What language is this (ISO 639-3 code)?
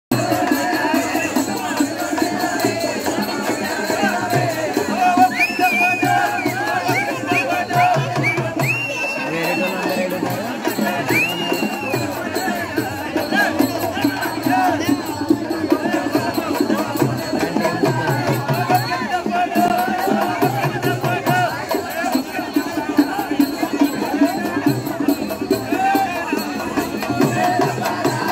ara